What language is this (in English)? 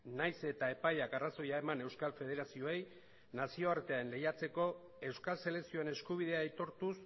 Basque